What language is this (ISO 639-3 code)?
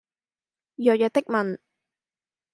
yue